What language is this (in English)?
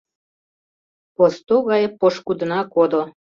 Mari